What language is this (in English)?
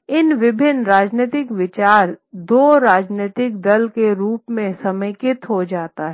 Hindi